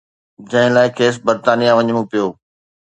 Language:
Sindhi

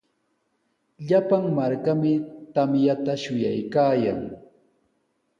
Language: Sihuas Ancash Quechua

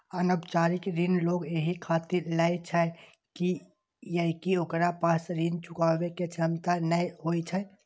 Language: Maithili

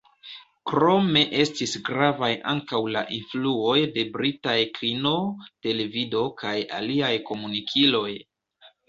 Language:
Esperanto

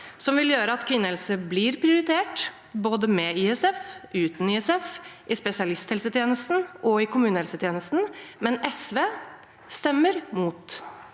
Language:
Norwegian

